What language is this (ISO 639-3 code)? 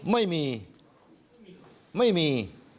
tha